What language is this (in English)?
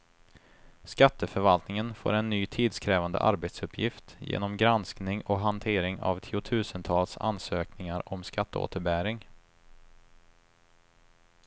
Swedish